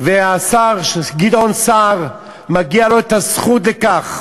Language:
Hebrew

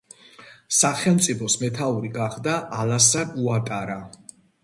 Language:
Georgian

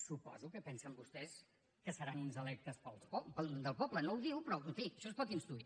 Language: Catalan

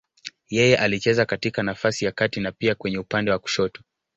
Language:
Swahili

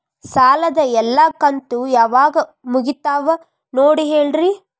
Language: Kannada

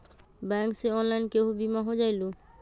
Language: Magahi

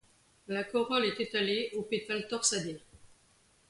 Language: French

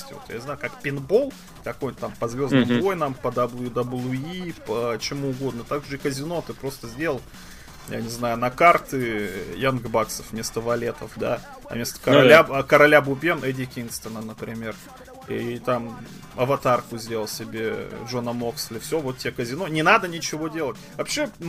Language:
Russian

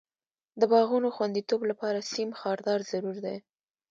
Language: Pashto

